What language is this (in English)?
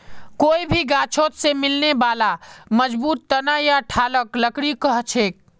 Magahi